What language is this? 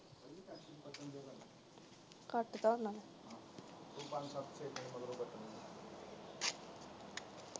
Punjabi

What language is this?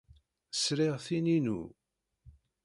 Kabyle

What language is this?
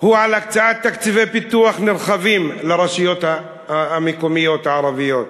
Hebrew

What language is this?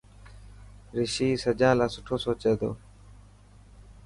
Dhatki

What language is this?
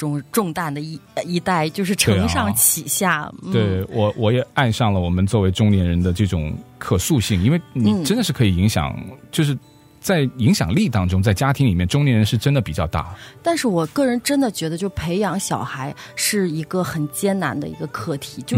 Chinese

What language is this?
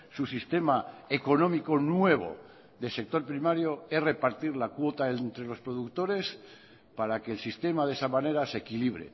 Spanish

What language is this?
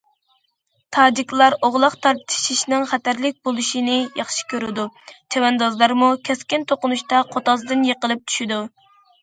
Uyghur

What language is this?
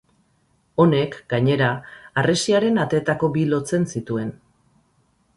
Basque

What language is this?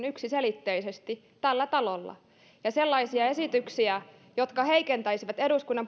Finnish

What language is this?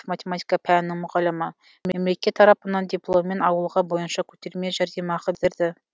Kazakh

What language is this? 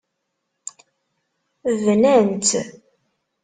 Kabyle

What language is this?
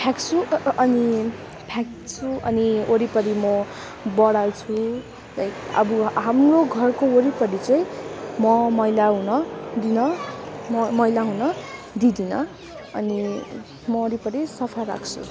Nepali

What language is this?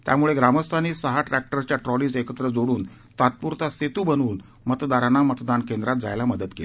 Marathi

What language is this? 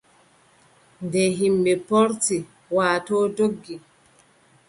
Adamawa Fulfulde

